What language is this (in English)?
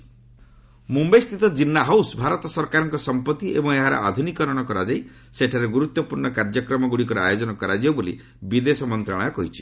Odia